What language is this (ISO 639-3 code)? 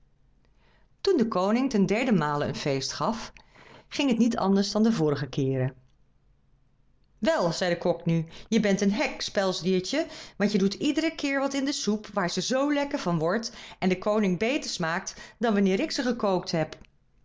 nld